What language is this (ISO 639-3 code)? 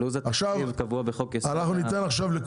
heb